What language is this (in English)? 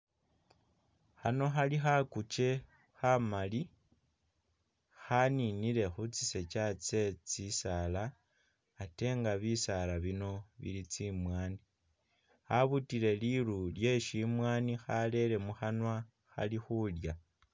Masaaba